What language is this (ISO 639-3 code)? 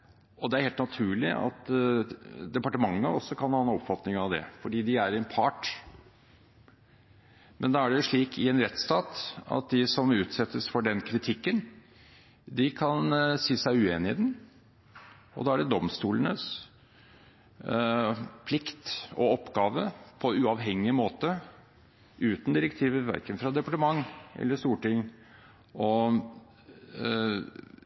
nob